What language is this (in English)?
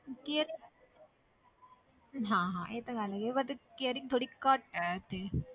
Punjabi